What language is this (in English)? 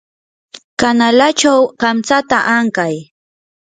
Yanahuanca Pasco Quechua